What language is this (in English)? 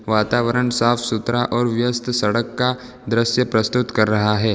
Hindi